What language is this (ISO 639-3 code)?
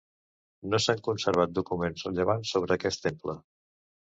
cat